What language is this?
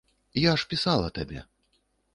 Belarusian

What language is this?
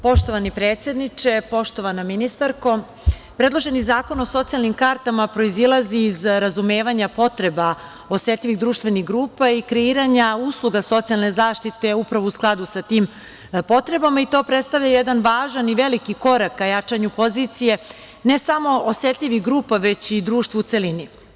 Serbian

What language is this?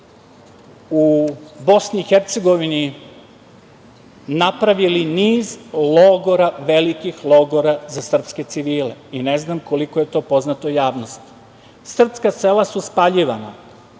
Serbian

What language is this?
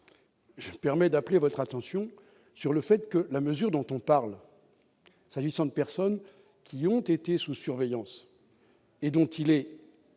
French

